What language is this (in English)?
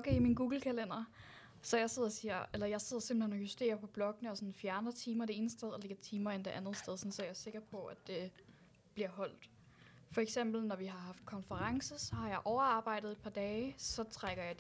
Danish